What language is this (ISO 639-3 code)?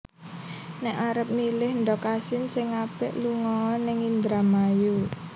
jav